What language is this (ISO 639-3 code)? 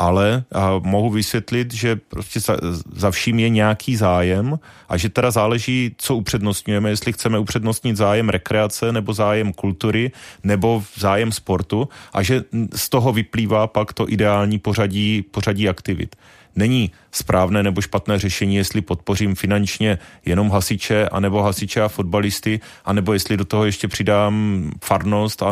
ces